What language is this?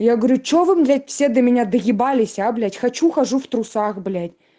Russian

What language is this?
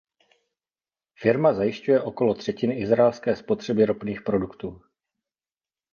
Czech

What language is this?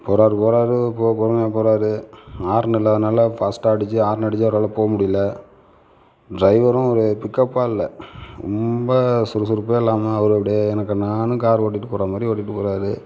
Tamil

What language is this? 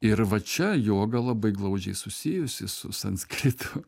Lithuanian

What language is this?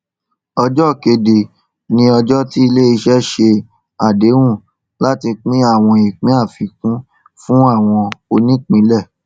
Yoruba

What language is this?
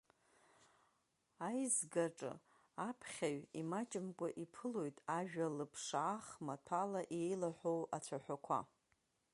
Abkhazian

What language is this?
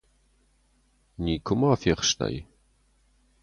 Ossetic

